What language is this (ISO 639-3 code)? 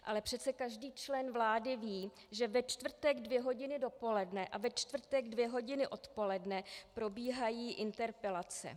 ces